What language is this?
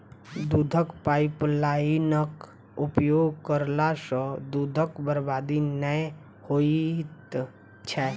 Maithili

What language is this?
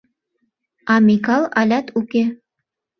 Mari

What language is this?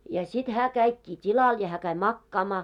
Finnish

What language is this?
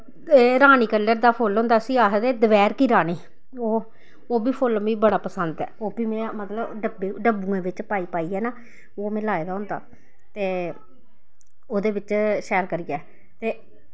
Dogri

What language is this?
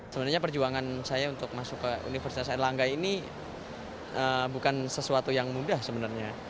Indonesian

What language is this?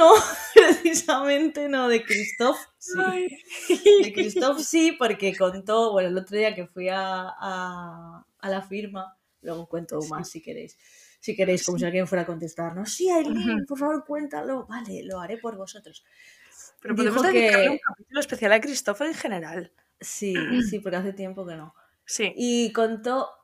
Spanish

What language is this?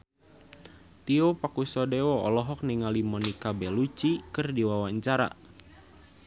Sundanese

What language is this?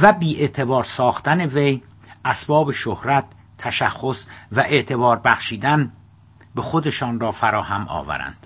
Persian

